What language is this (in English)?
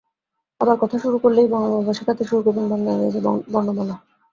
Bangla